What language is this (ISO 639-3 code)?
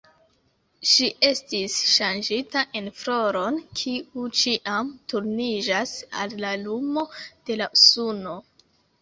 epo